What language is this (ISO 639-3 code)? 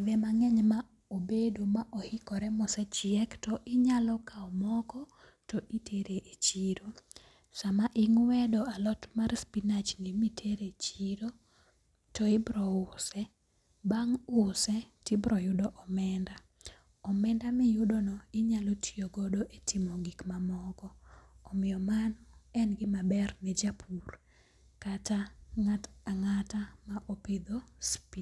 luo